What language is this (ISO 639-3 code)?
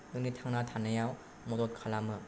brx